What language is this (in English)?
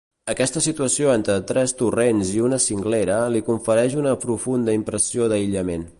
Catalan